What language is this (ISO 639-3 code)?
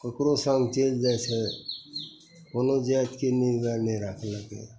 mai